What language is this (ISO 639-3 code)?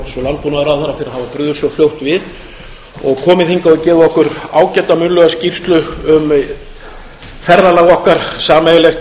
isl